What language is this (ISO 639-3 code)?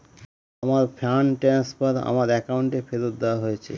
ben